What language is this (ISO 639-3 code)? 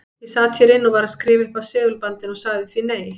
isl